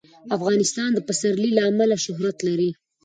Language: Pashto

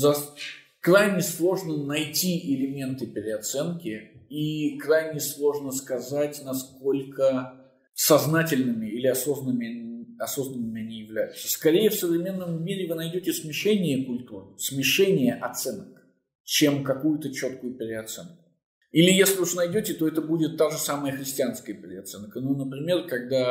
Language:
Russian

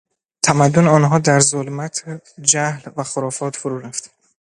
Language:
Persian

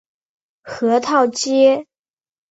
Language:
Chinese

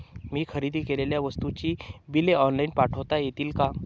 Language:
Marathi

